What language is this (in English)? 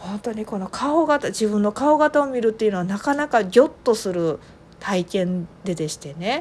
Japanese